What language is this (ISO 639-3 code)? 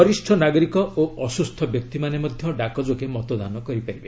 ori